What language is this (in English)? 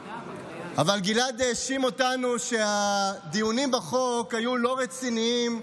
Hebrew